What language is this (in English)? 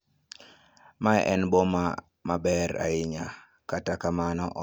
Luo (Kenya and Tanzania)